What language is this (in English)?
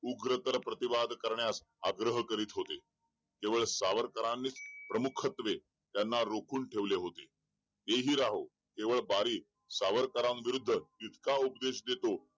Marathi